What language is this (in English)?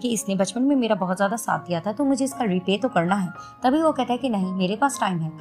Hindi